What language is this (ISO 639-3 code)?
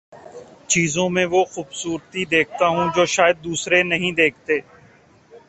urd